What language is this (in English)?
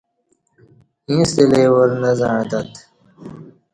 Kati